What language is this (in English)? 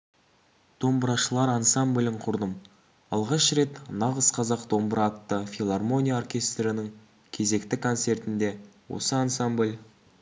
Kazakh